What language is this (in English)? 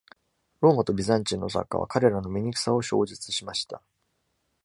Japanese